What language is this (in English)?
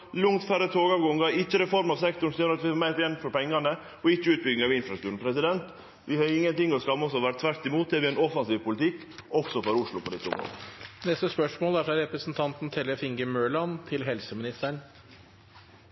Norwegian Nynorsk